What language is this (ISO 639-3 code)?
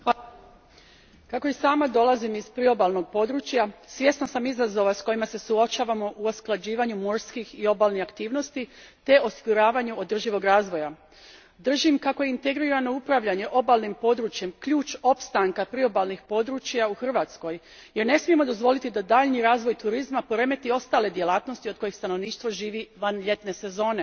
hrv